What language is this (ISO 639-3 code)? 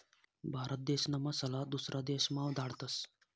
mar